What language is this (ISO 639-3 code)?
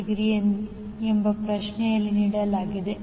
kan